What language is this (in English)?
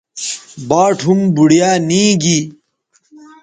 Bateri